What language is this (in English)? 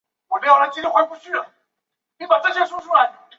Chinese